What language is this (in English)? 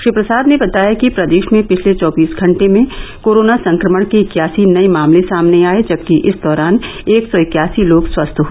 Hindi